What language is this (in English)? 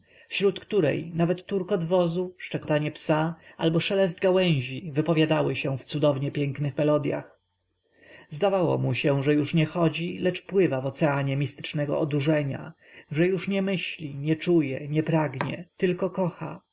Polish